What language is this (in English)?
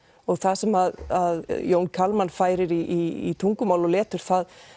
Icelandic